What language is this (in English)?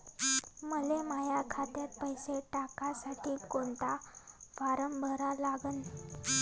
Marathi